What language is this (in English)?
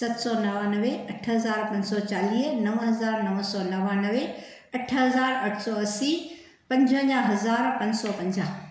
Sindhi